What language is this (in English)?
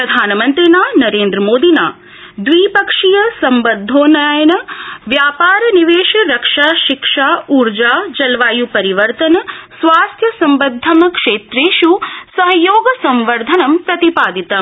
Sanskrit